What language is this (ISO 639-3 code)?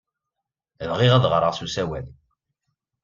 kab